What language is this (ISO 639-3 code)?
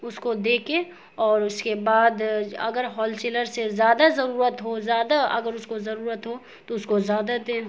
urd